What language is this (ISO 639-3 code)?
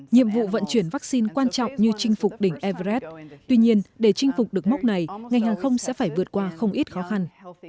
vie